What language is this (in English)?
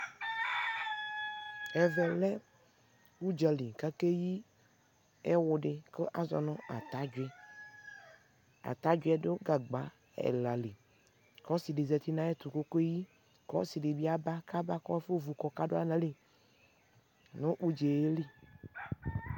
Ikposo